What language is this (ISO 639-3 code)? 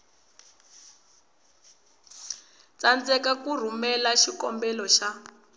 tso